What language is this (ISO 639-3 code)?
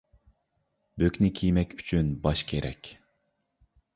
uig